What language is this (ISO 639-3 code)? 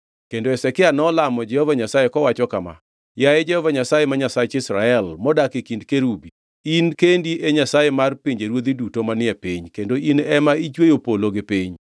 luo